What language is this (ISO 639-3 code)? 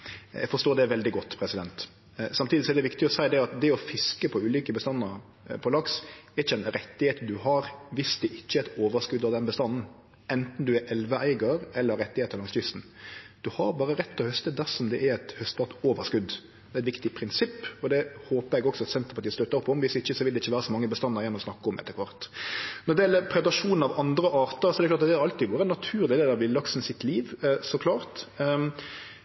nno